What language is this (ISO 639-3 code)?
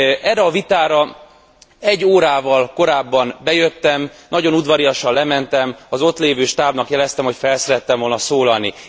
hun